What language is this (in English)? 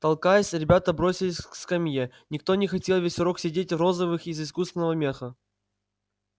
Russian